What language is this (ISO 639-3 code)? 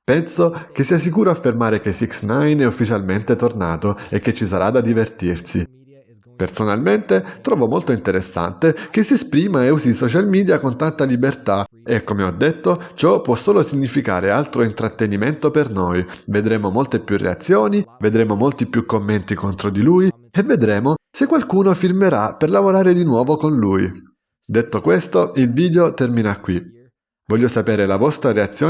ita